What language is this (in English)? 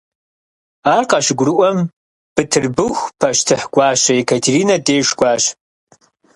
Kabardian